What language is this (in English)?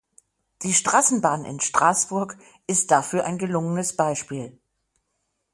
German